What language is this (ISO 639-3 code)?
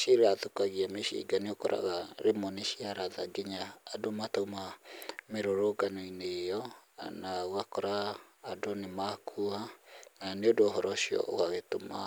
kik